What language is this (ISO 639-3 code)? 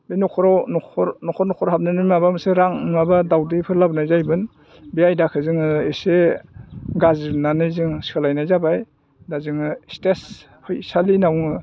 brx